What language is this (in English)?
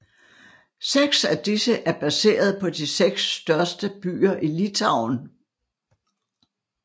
Danish